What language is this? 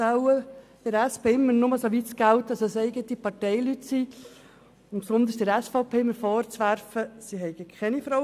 Swiss German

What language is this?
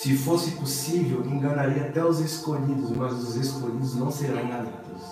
Portuguese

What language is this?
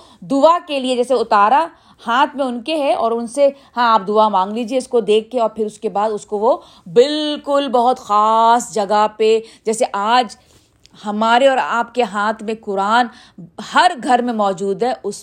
Urdu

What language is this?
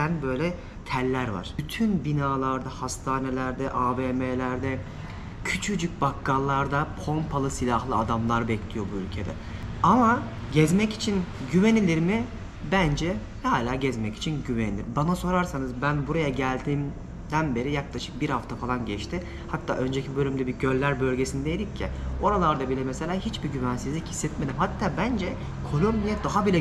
Turkish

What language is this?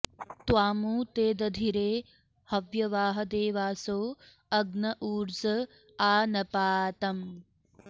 Sanskrit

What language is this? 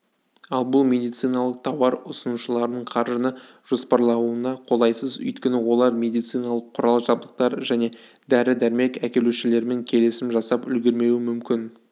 Kazakh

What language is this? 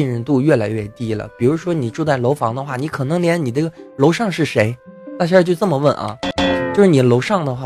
Chinese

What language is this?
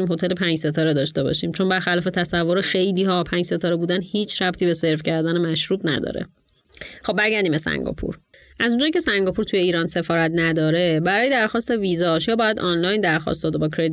Persian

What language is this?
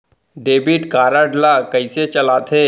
Chhattisgarhi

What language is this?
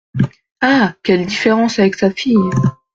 French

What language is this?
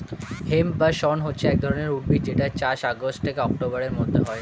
Bangla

